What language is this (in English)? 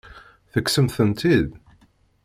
Kabyle